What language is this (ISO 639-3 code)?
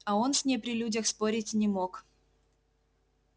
rus